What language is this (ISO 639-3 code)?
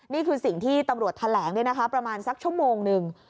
tha